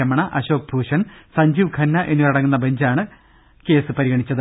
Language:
Malayalam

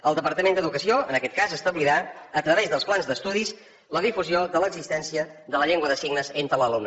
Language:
Catalan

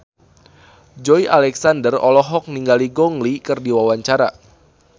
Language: Sundanese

